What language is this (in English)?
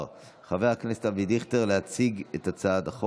Hebrew